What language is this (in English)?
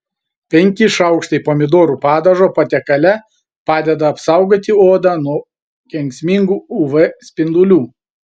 Lithuanian